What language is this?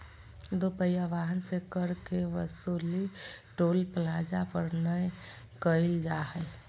Magahi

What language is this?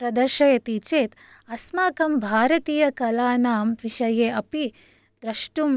Sanskrit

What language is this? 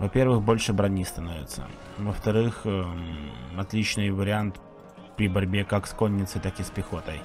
Russian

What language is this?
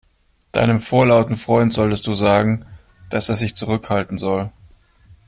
German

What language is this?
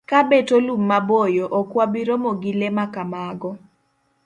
Luo (Kenya and Tanzania)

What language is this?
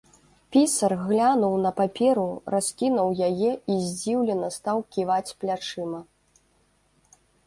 Belarusian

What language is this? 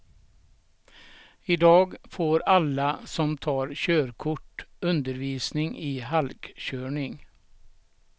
Swedish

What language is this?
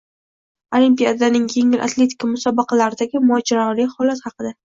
Uzbek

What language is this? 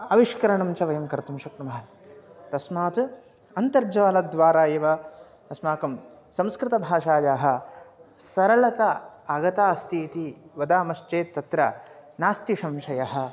Sanskrit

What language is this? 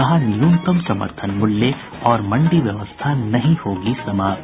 Hindi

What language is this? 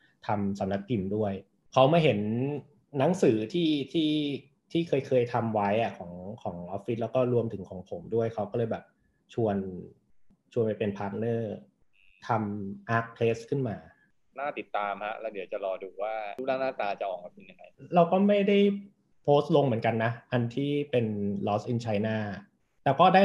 Thai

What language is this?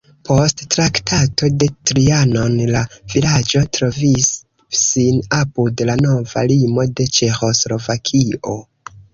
Esperanto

